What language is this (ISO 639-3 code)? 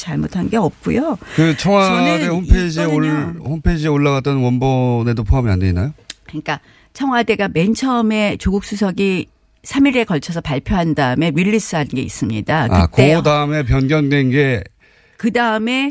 kor